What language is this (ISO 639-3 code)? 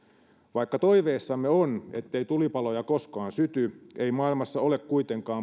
fin